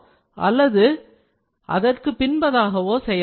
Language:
Tamil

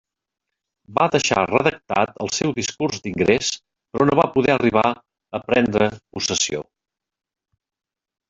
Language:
Catalan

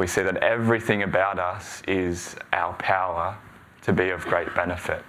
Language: English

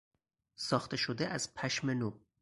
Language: Persian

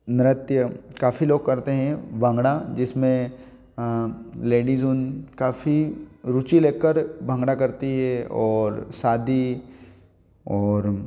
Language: Hindi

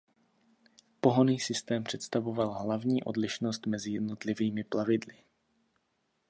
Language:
Czech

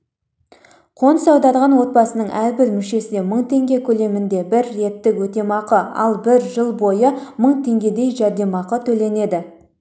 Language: Kazakh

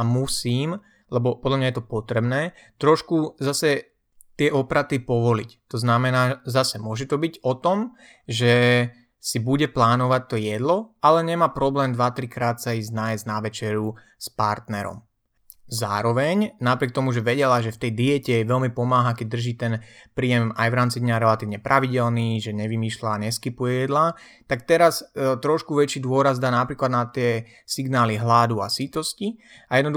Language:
Slovak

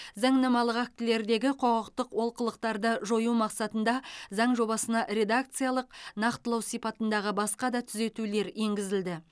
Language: Kazakh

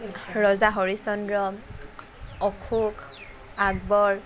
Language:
Assamese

